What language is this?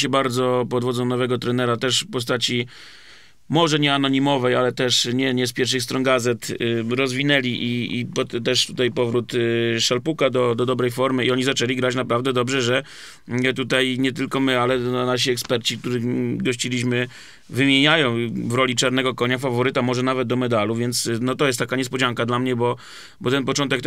Polish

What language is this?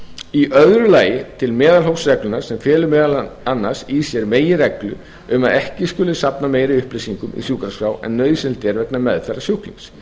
Icelandic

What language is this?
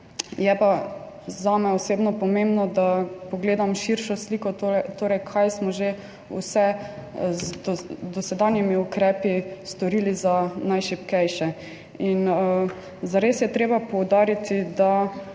Slovenian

